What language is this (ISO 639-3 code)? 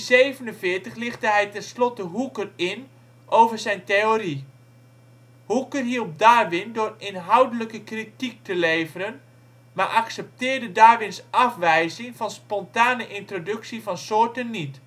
nld